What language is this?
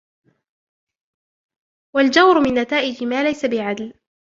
Arabic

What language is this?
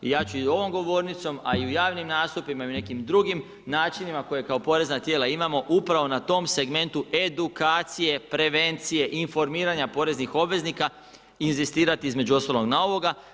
Croatian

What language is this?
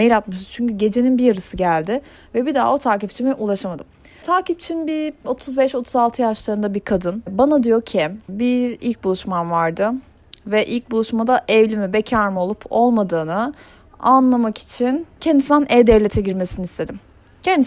Turkish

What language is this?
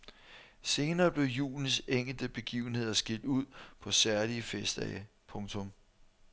Danish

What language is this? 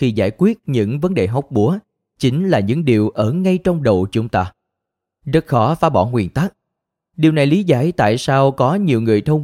Vietnamese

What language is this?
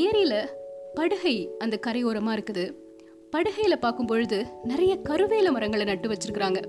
Tamil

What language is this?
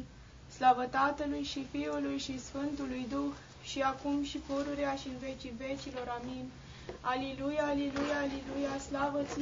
Romanian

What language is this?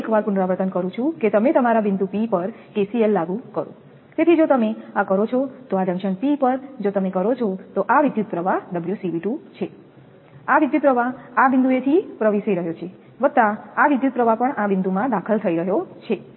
Gujarati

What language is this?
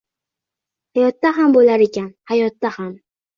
Uzbek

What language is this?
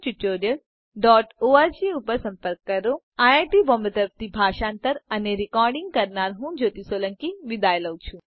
Gujarati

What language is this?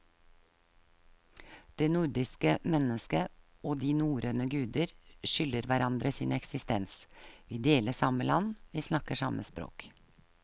Norwegian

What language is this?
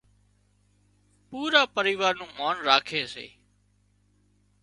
Wadiyara Koli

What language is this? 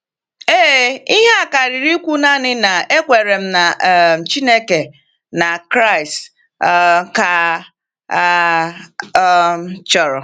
Igbo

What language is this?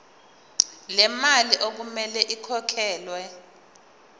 Zulu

